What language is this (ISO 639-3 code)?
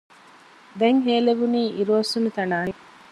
div